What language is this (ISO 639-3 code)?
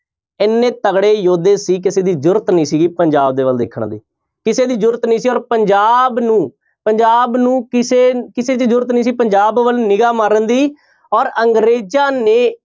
pan